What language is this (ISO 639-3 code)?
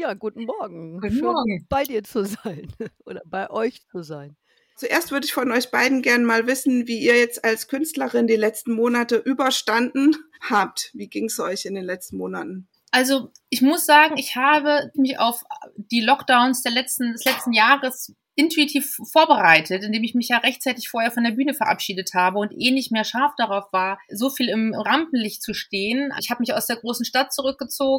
deu